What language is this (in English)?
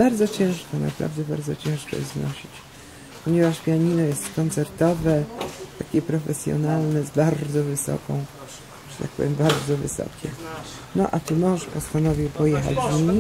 Polish